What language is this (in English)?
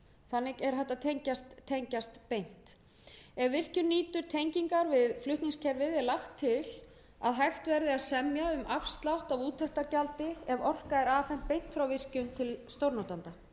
Icelandic